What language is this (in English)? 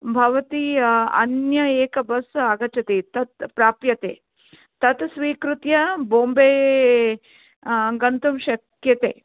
Sanskrit